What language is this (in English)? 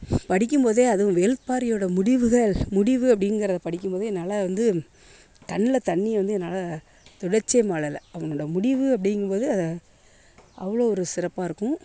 Tamil